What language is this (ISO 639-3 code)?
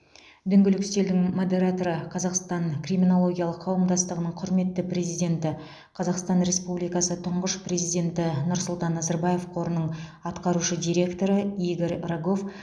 kaz